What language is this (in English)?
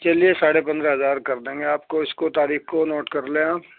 Urdu